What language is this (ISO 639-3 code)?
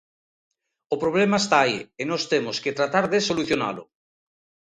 glg